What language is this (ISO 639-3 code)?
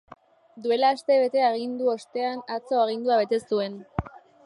eus